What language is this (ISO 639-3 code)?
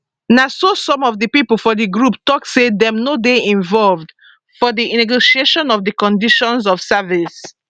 pcm